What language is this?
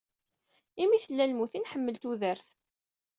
Kabyle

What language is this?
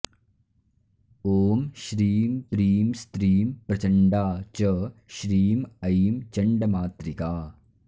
Sanskrit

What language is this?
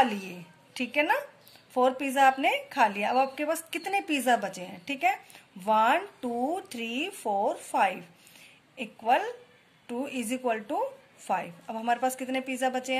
Hindi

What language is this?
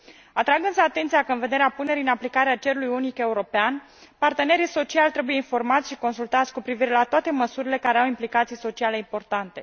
Romanian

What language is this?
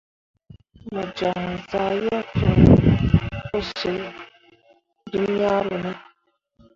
Mundang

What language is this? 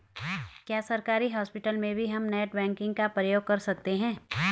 Hindi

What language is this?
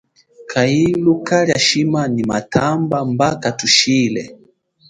Chokwe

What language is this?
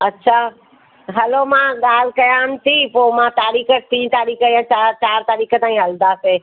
Sindhi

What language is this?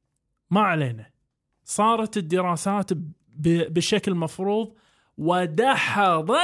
Arabic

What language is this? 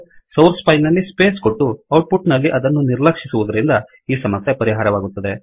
Kannada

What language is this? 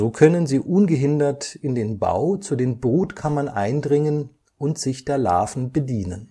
German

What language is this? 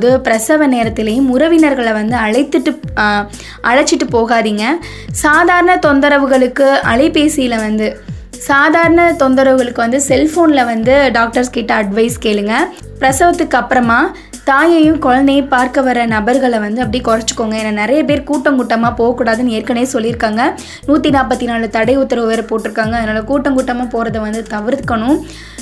Tamil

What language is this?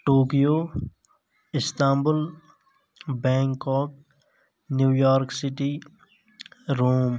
Kashmiri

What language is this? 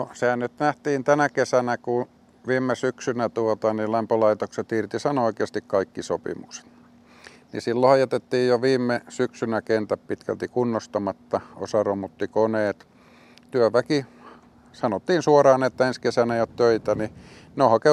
Finnish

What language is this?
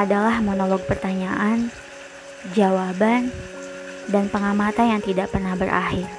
Indonesian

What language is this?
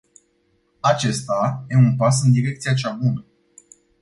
Romanian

